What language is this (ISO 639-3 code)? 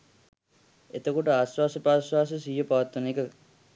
sin